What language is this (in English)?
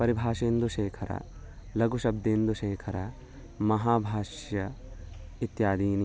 Sanskrit